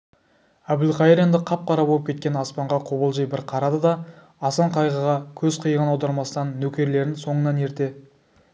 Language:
Kazakh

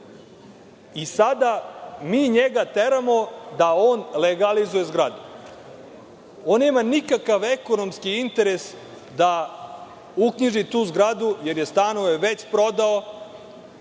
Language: Serbian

